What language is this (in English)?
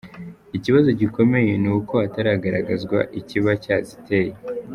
Kinyarwanda